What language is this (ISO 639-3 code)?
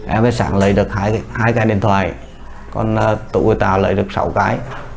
vie